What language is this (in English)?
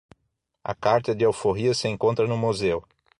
Portuguese